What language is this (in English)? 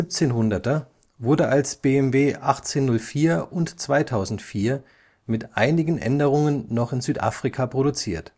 German